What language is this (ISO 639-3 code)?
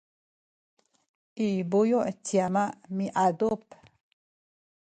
szy